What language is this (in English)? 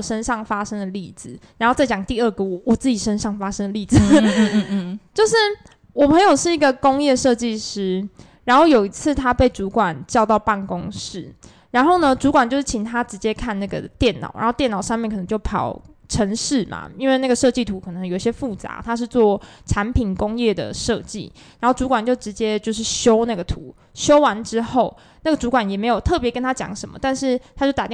Chinese